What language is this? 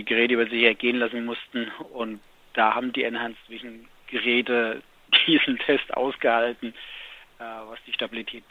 German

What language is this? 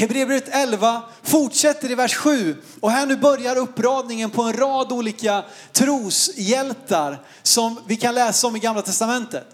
Swedish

